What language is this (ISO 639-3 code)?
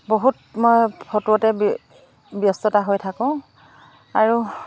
asm